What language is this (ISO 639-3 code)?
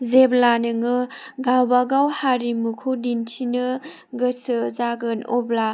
brx